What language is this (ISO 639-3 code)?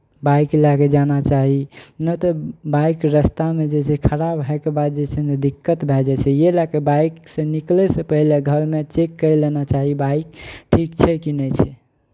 mai